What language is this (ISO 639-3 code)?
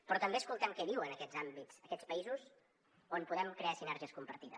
cat